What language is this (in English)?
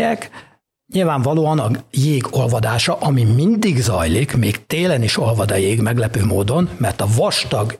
Hungarian